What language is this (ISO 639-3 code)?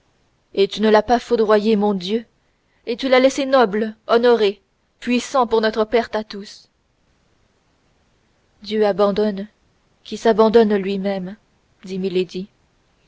fra